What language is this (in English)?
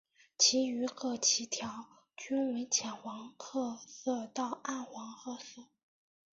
Chinese